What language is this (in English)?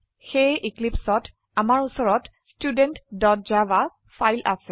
Assamese